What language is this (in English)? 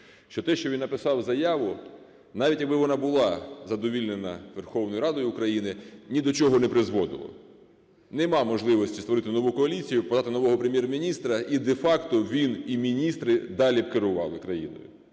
Ukrainian